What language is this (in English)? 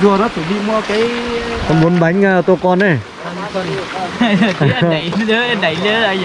Vietnamese